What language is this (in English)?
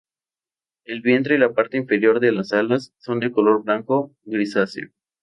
Spanish